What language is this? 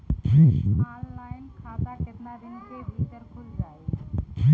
Bhojpuri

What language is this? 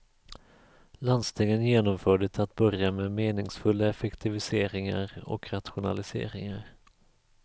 Swedish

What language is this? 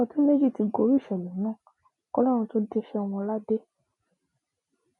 Yoruba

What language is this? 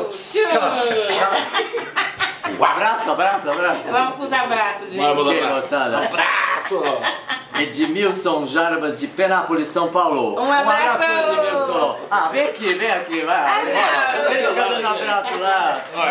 Portuguese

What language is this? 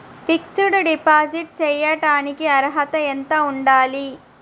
Telugu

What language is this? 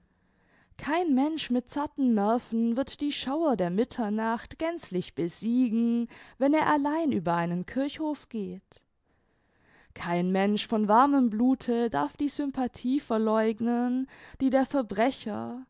German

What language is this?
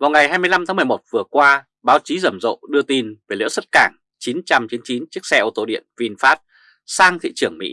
Vietnamese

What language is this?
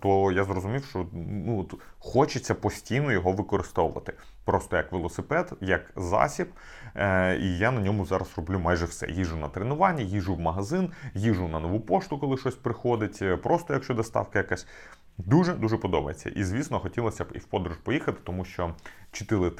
Ukrainian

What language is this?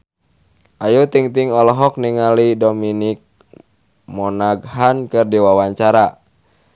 Sundanese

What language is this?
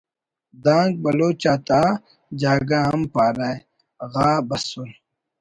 Brahui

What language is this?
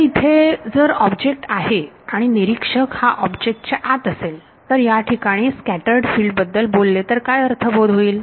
Marathi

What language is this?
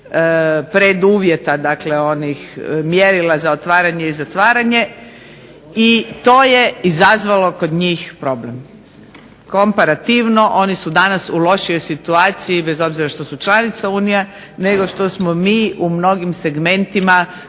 Croatian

